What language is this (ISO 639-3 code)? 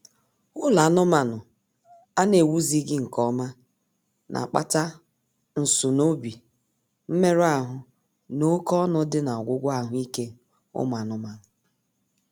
ibo